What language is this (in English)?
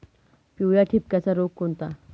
Marathi